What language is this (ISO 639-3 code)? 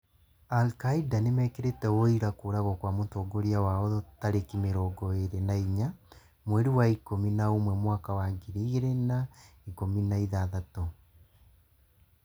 kik